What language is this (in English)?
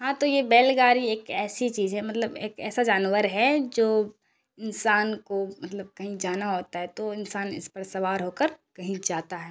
Urdu